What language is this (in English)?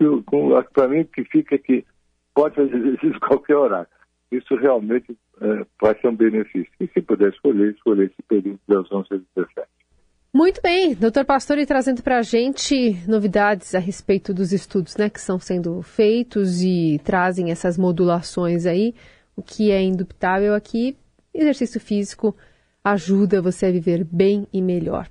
Portuguese